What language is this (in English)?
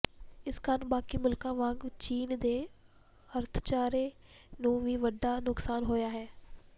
Punjabi